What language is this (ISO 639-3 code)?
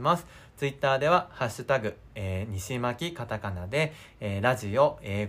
jpn